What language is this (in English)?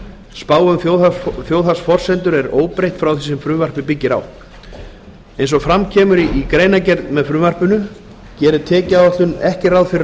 Icelandic